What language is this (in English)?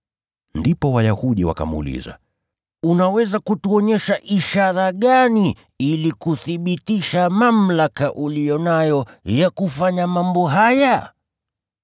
Swahili